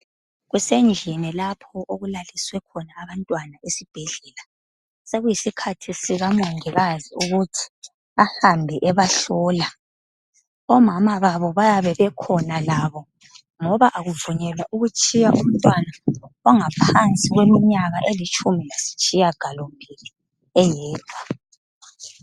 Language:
North Ndebele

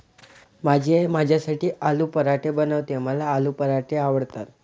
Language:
Marathi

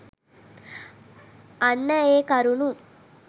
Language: Sinhala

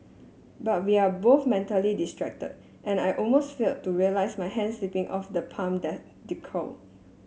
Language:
English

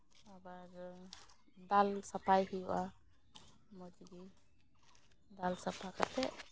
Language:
Santali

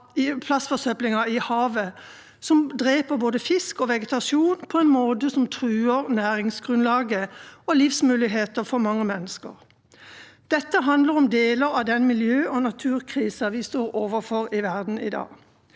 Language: Norwegian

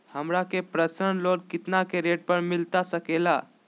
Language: Magahi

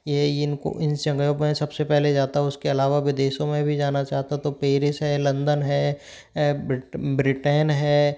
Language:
Hindi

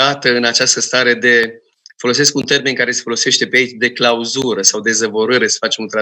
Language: Romanian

